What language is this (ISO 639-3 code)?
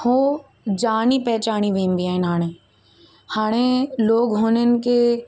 snd